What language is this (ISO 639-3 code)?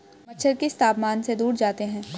hin